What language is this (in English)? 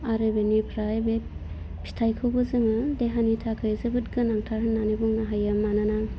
Bodo